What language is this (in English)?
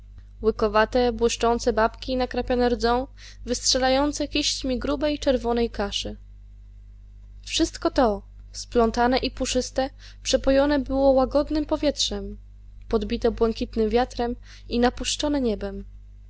Polish